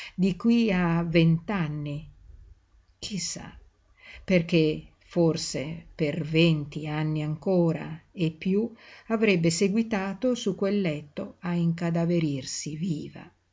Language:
Italian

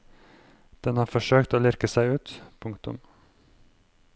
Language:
Norwegian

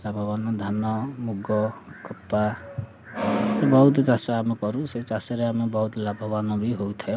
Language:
Odia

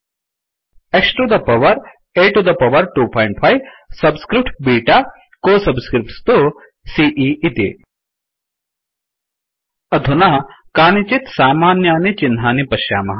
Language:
Sanskrit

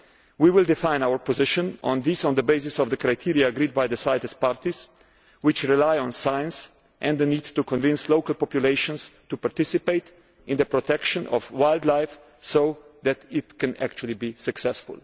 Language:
English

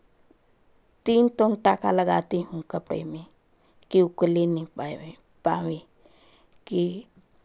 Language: Hindi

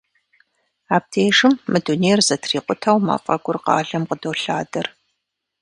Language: Kabardian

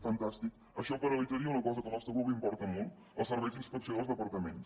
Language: Catalan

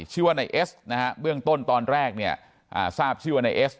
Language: Thai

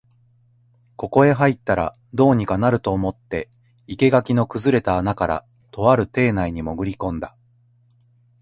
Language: Japanese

